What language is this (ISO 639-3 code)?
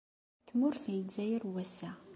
kab